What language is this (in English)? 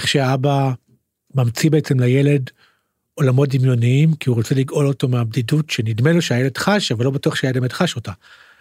Hebrew